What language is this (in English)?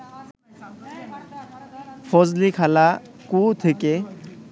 Bangla